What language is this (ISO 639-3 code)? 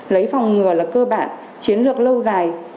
vie